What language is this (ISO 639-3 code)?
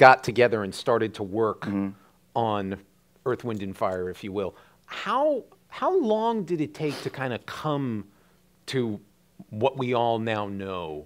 eng